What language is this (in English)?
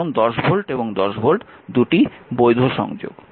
Bangla